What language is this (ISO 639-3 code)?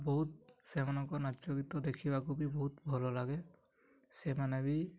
ori